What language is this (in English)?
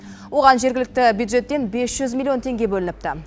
Kazakh